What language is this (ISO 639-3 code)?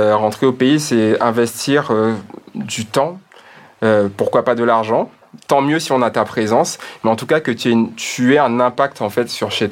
fra